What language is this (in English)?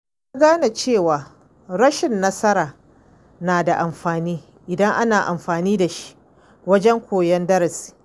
Hausa